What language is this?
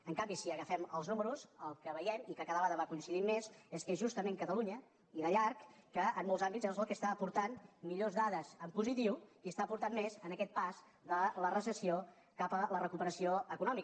Catalan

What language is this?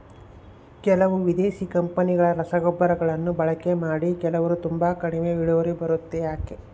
Kannada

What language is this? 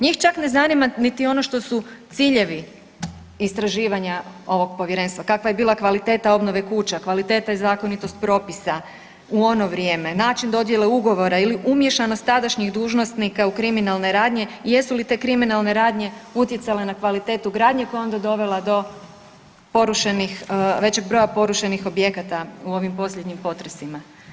Croatian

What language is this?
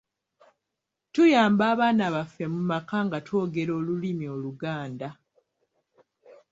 Ganda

